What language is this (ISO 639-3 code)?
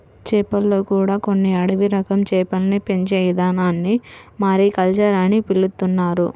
tel